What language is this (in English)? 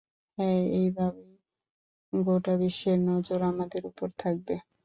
Bangla